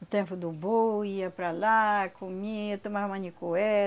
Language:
Portuguese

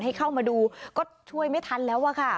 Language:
Thai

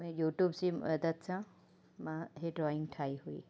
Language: Sindhi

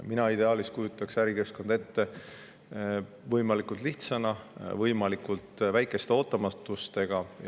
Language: Estonian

